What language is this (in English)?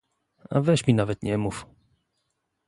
Polish